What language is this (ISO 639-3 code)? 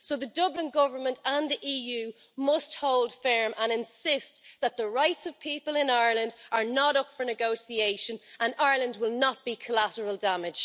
eng